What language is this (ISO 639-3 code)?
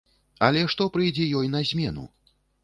bel